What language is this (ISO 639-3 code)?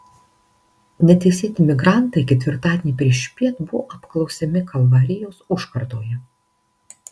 lit